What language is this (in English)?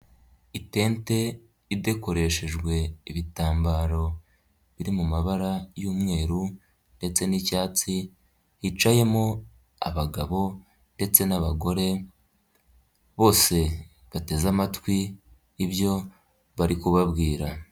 Kinyarwanda